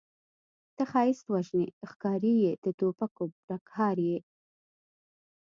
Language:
Pashto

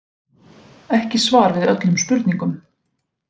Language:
Icelandic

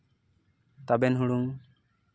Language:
Santali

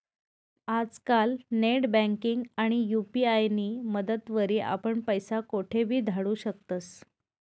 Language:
Marathi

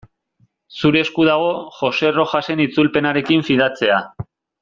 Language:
Basque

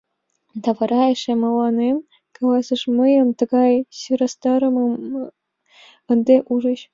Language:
Mari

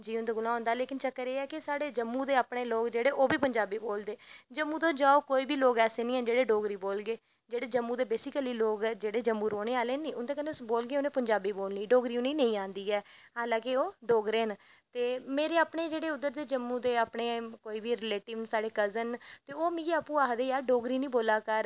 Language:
Dogri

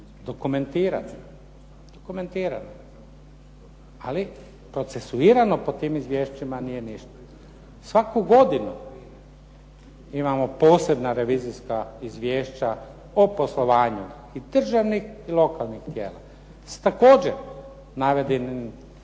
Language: Croatian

